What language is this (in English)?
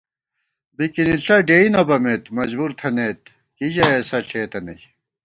Gawar-Bati